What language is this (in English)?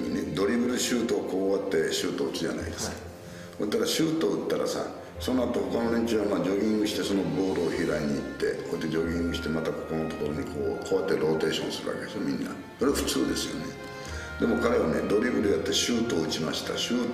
Japanese